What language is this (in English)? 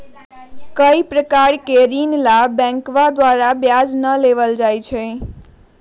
Magahi